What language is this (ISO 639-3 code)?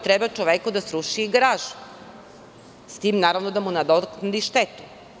srp